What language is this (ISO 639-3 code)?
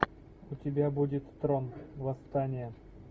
rus